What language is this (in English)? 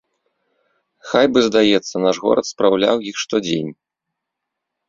Belarusian